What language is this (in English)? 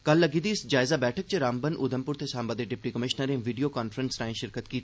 Dogri